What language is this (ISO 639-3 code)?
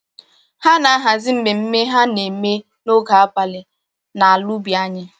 ibo